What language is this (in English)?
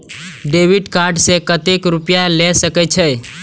Maithili